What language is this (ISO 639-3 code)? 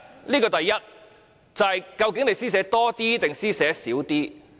yue